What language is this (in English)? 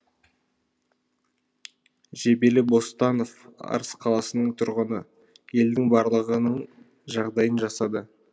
Kazakh